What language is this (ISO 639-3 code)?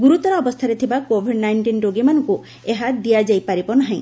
ori